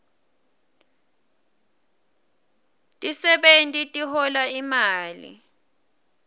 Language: Swati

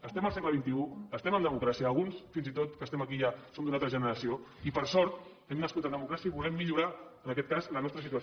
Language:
Catalan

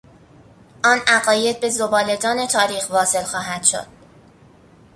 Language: Persian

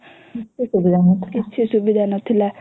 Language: Odia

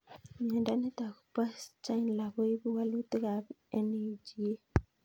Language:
Kalenjin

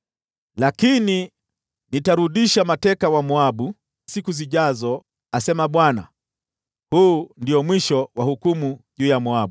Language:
Swahili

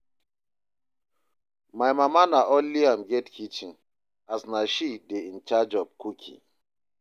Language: Nigerian Pidgin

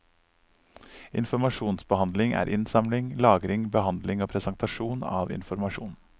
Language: Norwegian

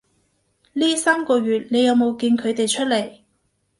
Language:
Cantonese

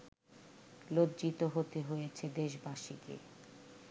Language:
Bangla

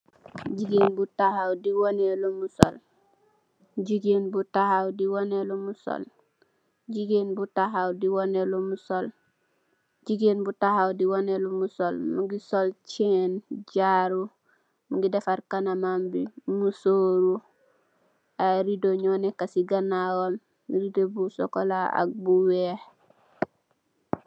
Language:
Wolof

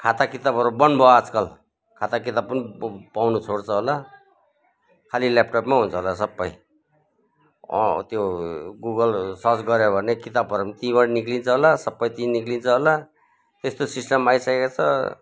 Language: Nepali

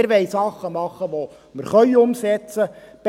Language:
Swiss German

